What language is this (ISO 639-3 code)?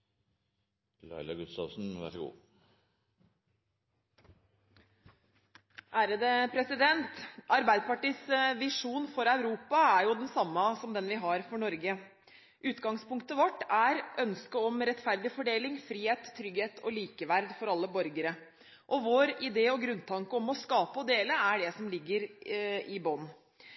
nob